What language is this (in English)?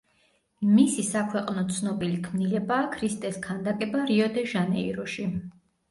Georgian